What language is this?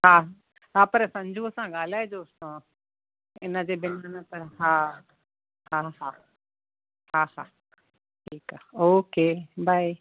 Sindhi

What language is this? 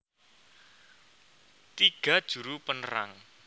Javanese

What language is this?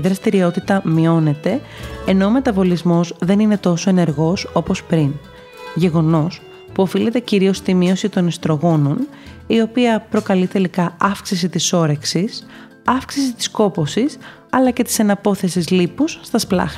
Greek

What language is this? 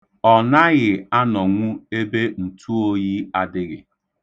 Igbo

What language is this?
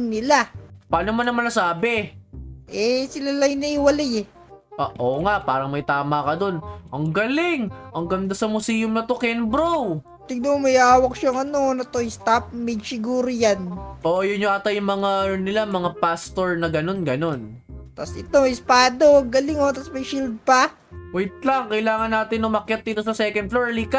Filipino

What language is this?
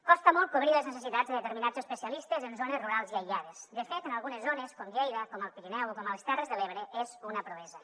Catalan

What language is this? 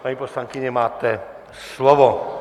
Czech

